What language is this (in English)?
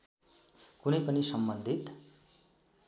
Nepali